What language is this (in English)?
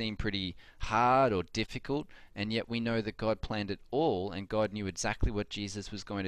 English